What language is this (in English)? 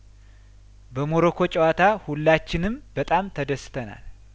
Amharic